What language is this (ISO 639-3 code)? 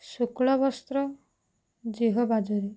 ori